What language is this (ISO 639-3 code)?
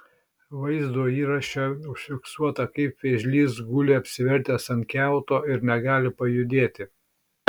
lit